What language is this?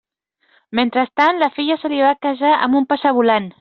Catalan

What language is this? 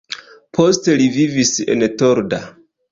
Esperanto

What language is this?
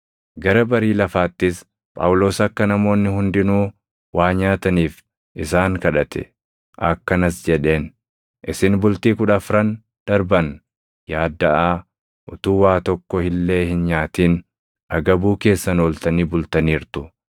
Oromo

